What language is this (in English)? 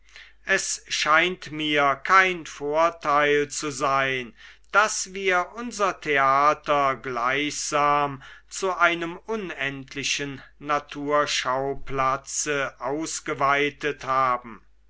German